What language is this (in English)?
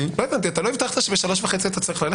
Hebrew